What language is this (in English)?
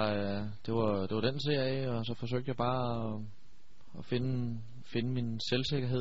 Danish